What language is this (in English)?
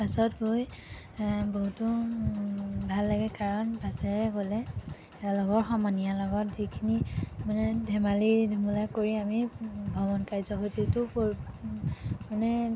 Assamese